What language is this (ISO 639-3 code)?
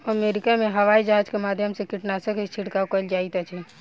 mai